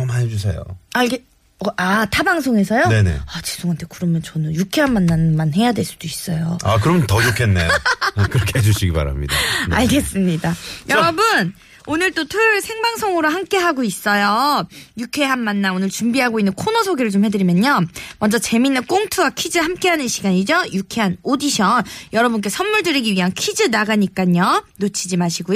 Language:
Korean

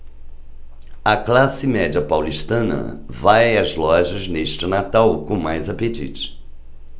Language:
Portuguese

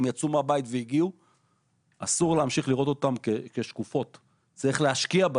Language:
Hebrew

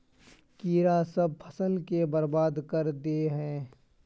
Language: Magahi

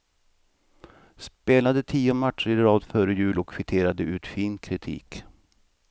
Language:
Swedish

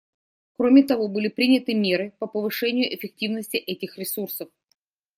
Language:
Russian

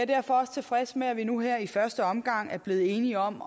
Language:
Danish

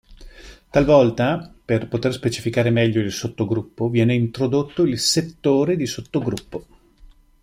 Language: Italian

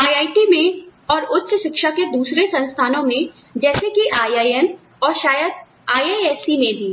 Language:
Hindi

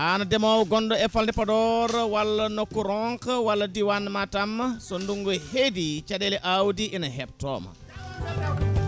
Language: Fula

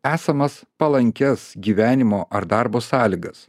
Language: Lithuanian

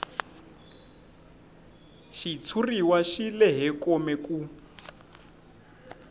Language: Tsonga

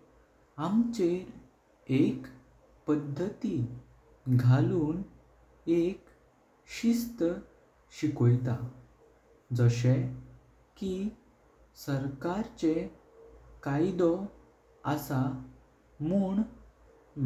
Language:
Konkani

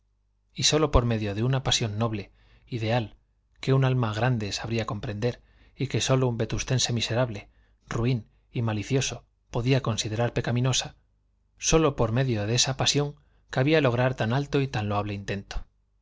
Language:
Spanish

